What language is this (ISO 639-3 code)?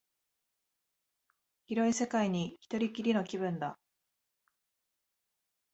jpn